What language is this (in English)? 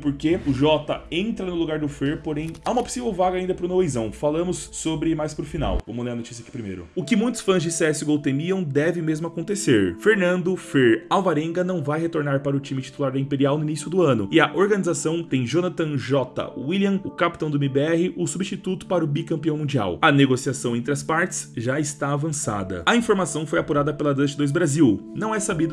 Portuguese